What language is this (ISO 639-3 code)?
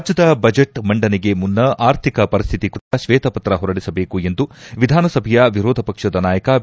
kan